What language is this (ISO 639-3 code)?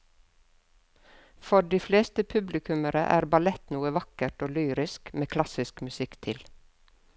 nor